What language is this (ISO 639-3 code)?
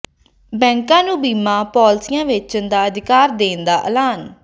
pan